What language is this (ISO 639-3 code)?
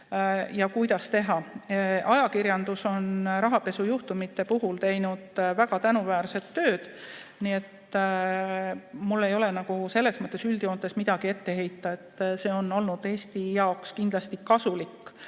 est